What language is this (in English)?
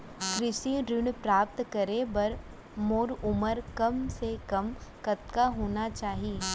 Chhattisgarhi